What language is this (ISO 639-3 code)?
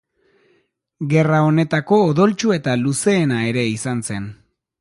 eus